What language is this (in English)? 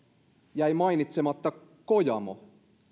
Finnish